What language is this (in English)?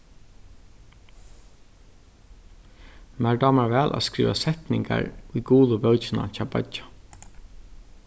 Faroese